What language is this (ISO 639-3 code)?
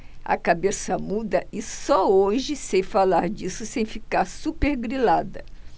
por